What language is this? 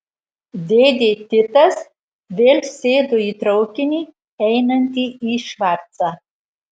Lithuanian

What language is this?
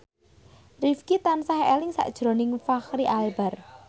Javanese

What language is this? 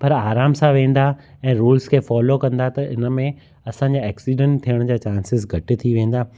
Sindhi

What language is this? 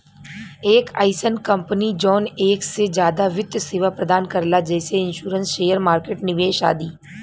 Bhojpuri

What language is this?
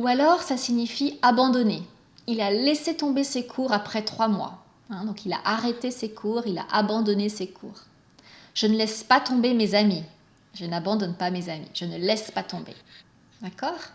French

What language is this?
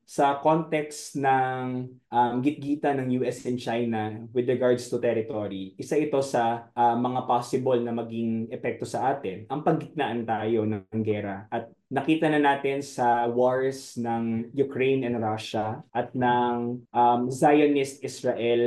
Filipino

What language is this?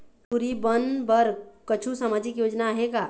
Chhattisgarhi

